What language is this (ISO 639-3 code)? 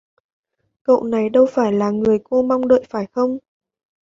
vie